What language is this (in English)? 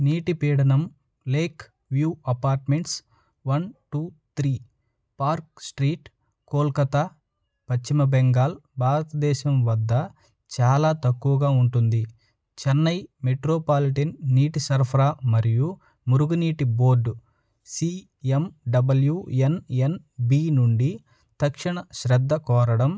Telugu